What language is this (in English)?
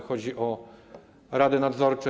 Polish